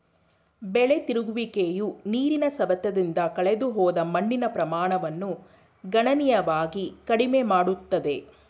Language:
Kannada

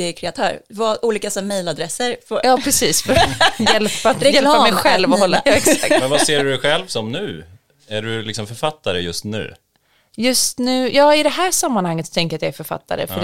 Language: Swedish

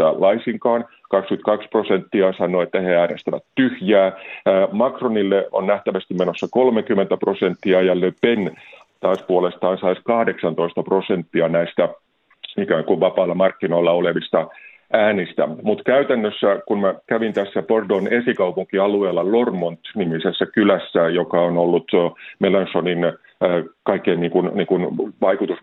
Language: Finnish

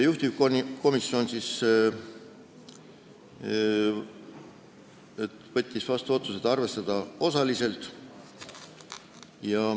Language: Estonian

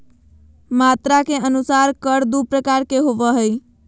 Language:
Magahi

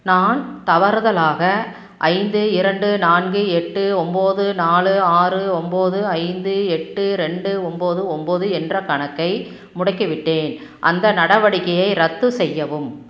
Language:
Tamil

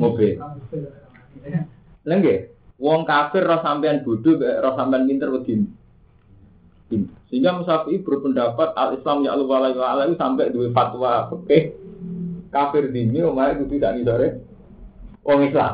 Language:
Indonesian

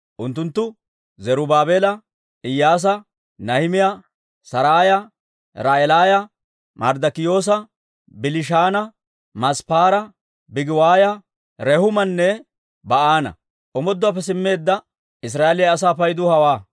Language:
Dawro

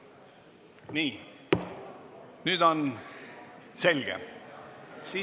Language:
Estonian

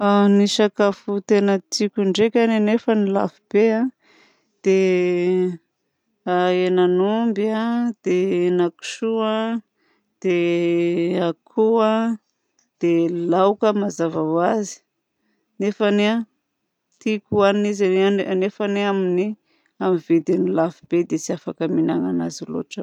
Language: Southern Betsimisaraka Malagasy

